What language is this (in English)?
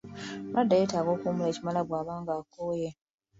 Ganda